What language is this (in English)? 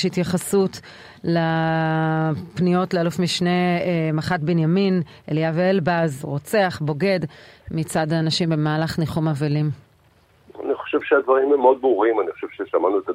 Hebrew